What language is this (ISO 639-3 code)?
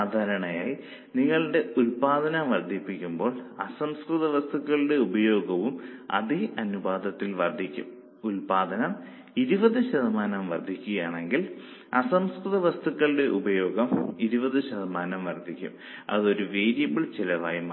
mal